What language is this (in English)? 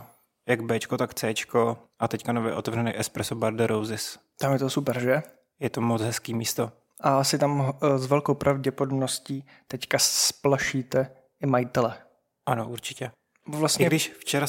Czech